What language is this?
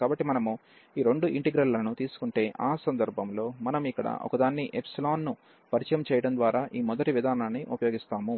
Telugu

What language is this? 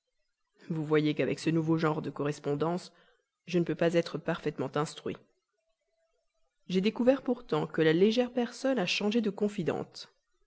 French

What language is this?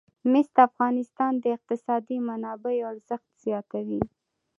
Pashto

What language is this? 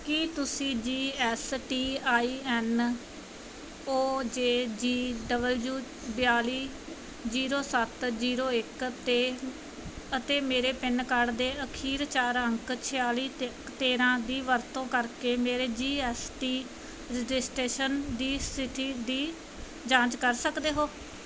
Punjabi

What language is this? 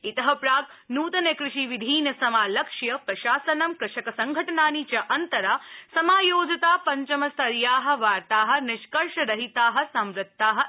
Sanskrit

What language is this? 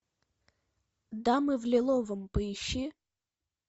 Russian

